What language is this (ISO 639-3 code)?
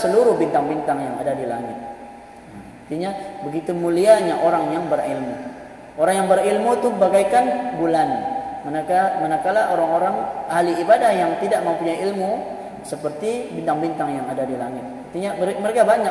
msa